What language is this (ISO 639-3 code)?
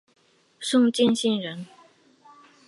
zho